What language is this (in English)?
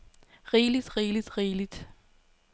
Danish